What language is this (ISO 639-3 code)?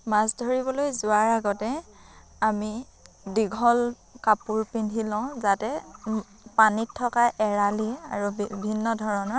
asm